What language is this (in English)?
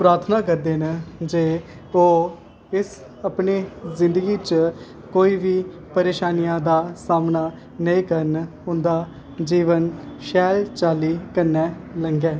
Dogri